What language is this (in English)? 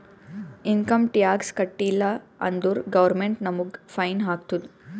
Kannada